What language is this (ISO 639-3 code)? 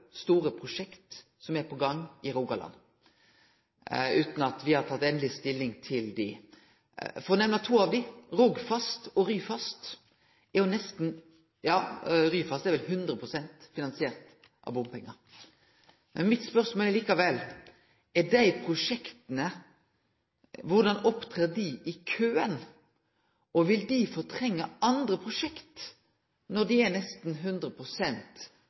nno